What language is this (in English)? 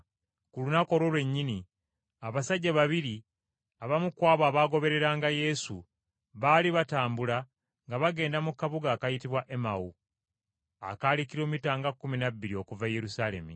Ganda